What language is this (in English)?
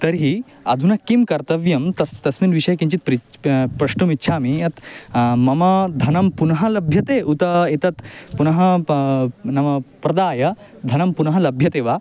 Sanskrit